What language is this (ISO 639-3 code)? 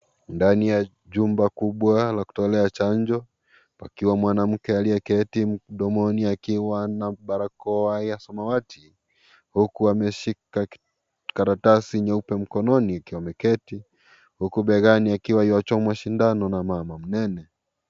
swa